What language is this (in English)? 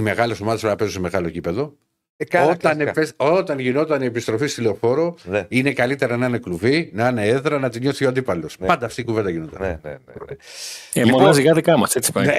Greek